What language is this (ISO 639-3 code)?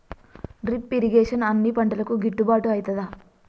tel